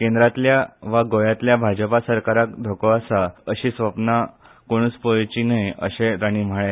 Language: Konkani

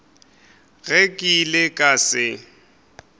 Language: Northern Sotho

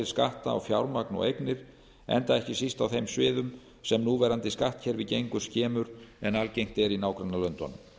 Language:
Icelandic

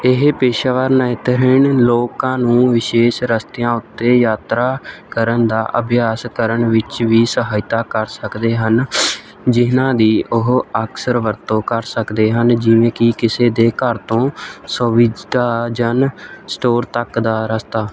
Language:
Punjabi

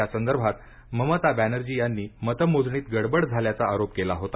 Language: Marathi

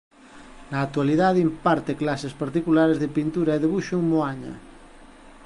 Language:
Galician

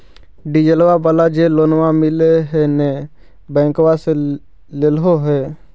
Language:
Magahi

